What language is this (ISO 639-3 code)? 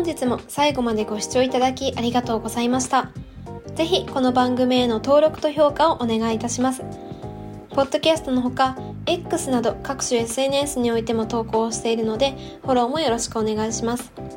jpn